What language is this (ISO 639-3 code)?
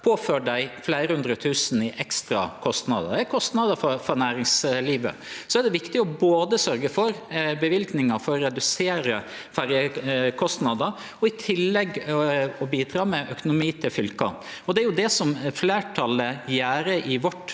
nor